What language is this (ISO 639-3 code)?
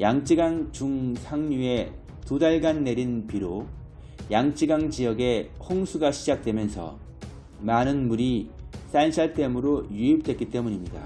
kor